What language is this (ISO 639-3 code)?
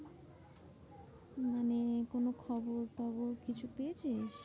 ben